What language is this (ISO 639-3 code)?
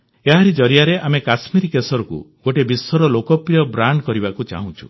ori